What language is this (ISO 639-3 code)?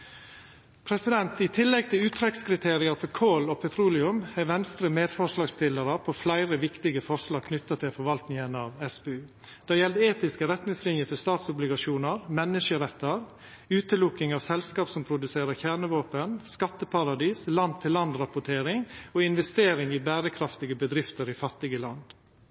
nno